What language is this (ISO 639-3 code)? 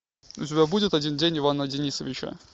rus